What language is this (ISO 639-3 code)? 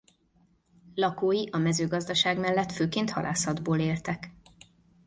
hun